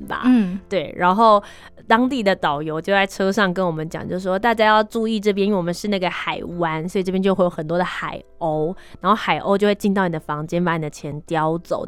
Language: Chinese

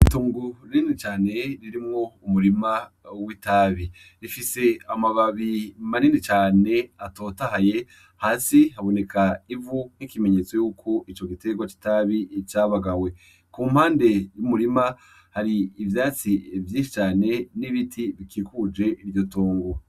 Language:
Rundi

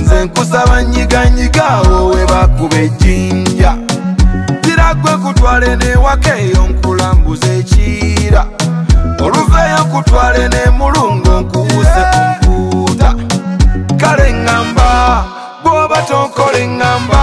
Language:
Indonesian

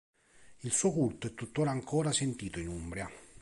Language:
Italian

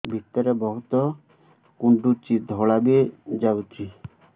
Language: Odia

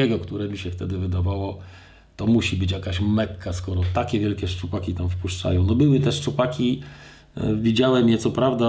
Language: Polish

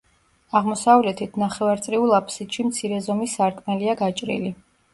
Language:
Georgian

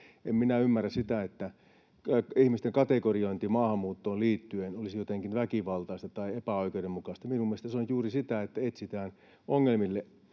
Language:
Finnish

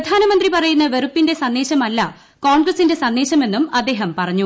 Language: Malayalam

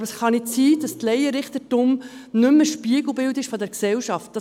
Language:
Swiss German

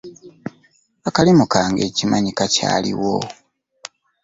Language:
Ganda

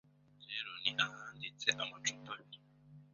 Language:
Kinyarwanda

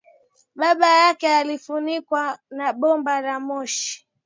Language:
Swahili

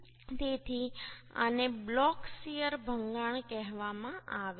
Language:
Gujarati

